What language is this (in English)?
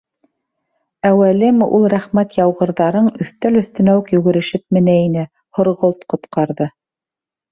Bashkir